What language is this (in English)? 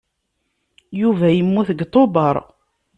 Kabyle